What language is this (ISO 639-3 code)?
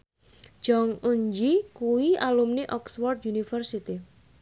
jav